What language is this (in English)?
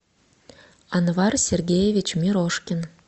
Russian